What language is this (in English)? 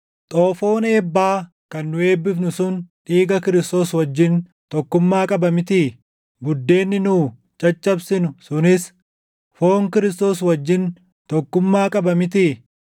Oromo